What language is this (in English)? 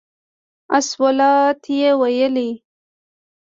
Pashto